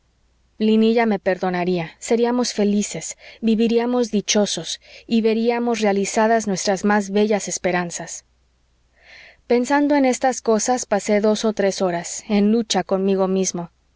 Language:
Spanish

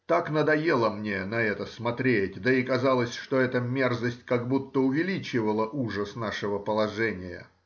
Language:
Russian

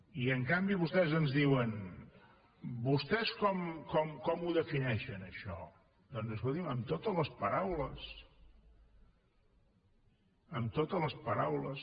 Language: Catalan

